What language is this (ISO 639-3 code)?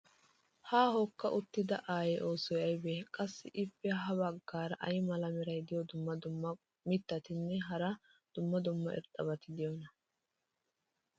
wal